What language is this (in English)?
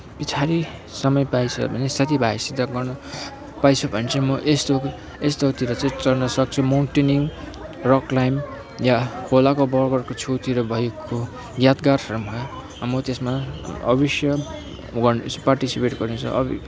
Nepali